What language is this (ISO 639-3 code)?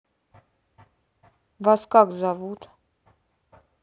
rus